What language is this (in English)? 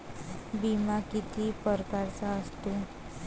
Marathi